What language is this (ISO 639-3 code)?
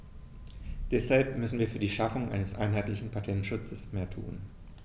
deu